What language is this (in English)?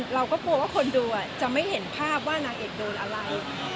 Thai